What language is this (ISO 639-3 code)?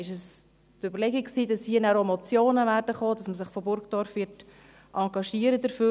gsw